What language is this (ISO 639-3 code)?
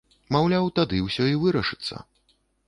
bel